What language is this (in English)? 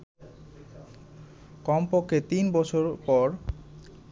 Bangla